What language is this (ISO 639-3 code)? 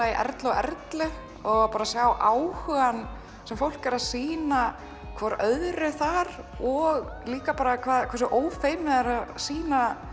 isl